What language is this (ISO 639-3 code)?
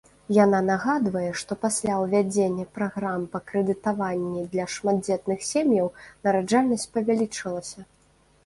bel